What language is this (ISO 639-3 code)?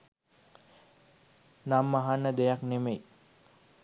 sin